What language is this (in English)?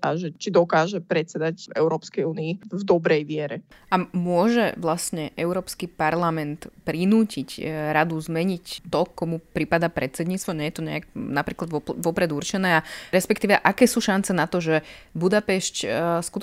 Slovak